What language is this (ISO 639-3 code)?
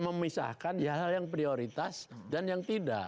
ind